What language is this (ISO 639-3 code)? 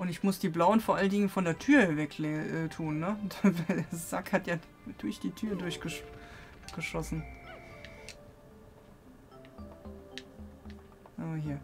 deu